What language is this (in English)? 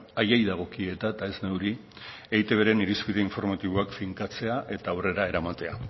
Basque